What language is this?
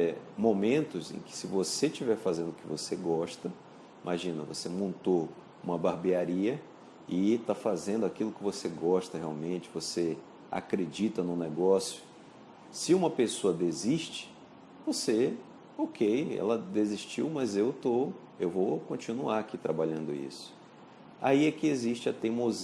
Portuguese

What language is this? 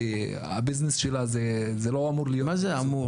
Hebrew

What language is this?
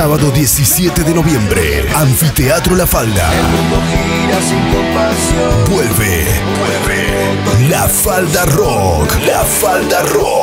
Spanish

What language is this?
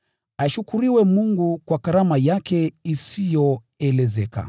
Swahili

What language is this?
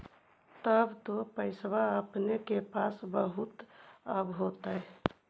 Magahi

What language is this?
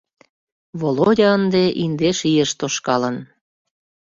Mari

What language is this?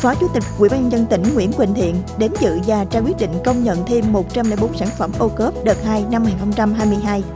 Vietnamese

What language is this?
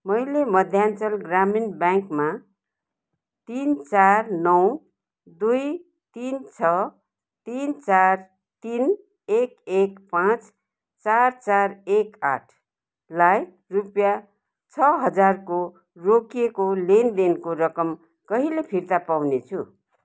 Nepali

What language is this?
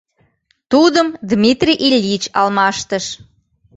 Mari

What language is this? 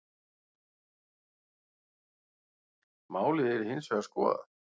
Icelandic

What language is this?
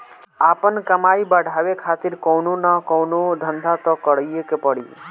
Bhojpuri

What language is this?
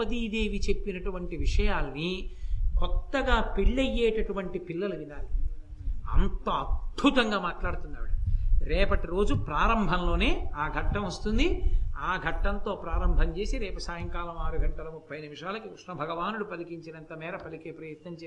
Telugu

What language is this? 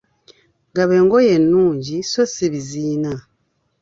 Ganda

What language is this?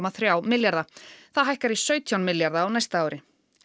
Icelandic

